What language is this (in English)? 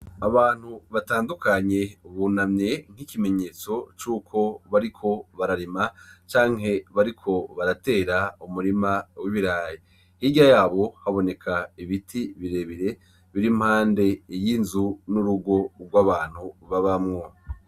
Rundi